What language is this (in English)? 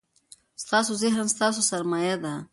Pashto